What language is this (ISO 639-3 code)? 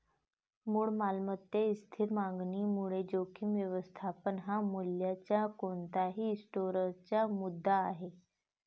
mar